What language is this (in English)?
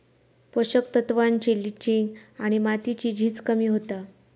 Marathi